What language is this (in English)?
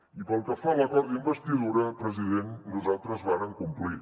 Catalan